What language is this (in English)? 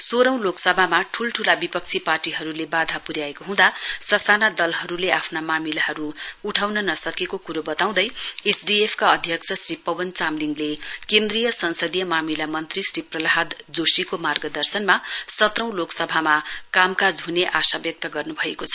Nepali